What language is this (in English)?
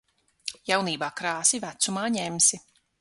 Latvian